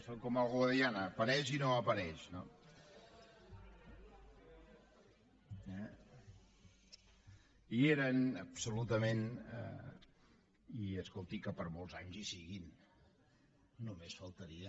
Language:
Catalan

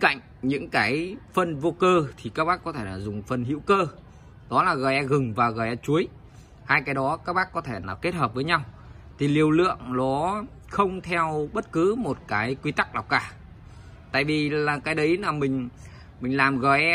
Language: Vietnamese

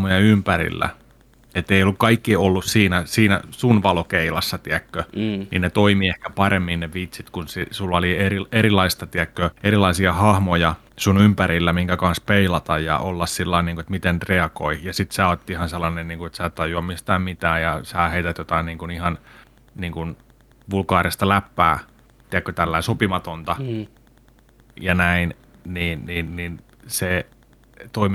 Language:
Finnish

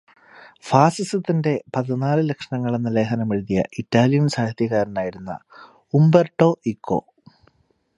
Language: Malayalam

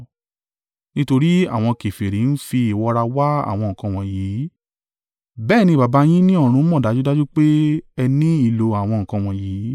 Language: Yoruba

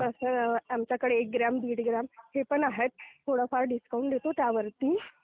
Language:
Marathi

